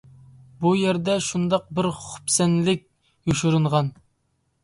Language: Uyghur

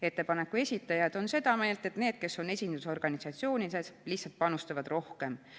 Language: Estonian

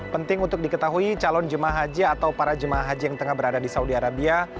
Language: Indonesian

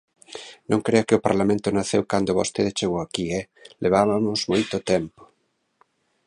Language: Galician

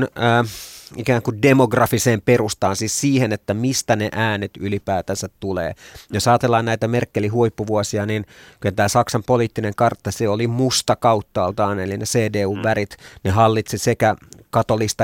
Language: Finnish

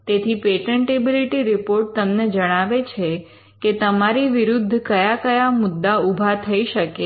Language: Gujarati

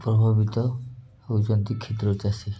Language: Odia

